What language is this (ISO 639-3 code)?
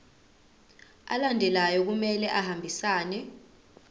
zul